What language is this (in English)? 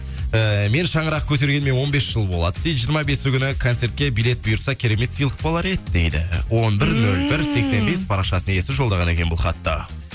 Kazakh